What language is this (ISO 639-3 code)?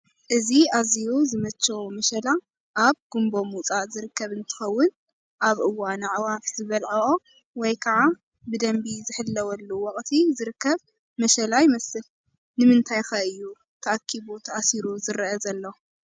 tir